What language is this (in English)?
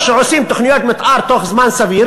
Hebrew